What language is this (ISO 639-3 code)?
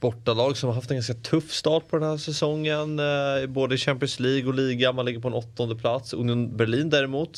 swe